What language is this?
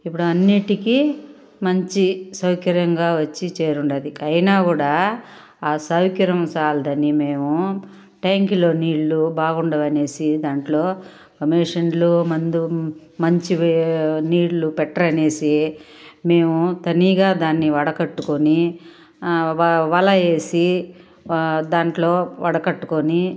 Telugu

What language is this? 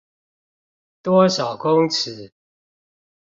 Chinese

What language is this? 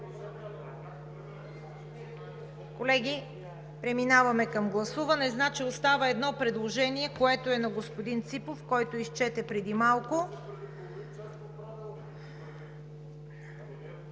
Bulgarian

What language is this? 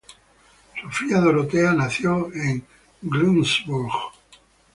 Spanish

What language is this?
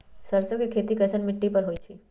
Magahi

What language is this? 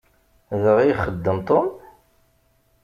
Kabyle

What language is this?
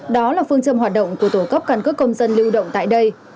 Vietnamese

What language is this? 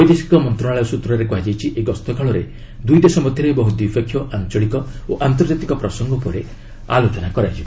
Odia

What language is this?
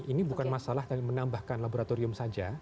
Indonesian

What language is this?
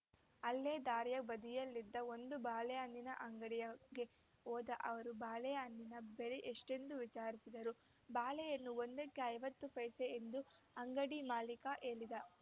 Kannada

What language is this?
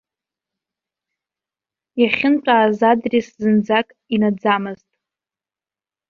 Abkhazian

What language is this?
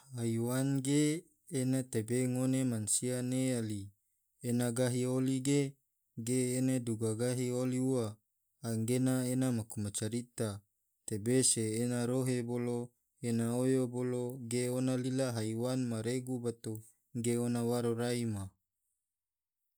Tidore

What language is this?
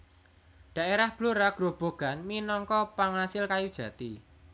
Javanese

